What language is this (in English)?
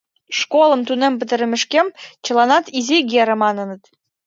Mari